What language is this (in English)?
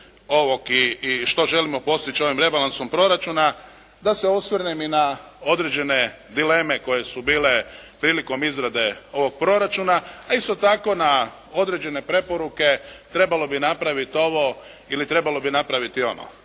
Croatian